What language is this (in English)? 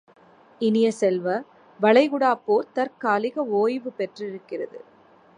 Tamil